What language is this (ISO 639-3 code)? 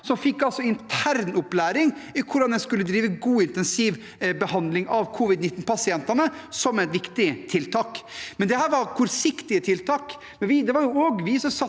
nor